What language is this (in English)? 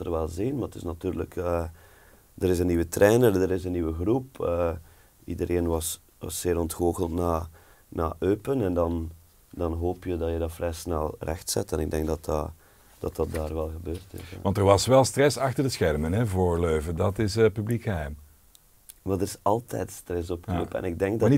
Dutch